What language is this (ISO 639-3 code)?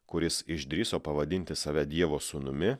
lit